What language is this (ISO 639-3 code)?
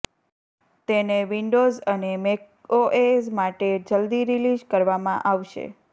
guj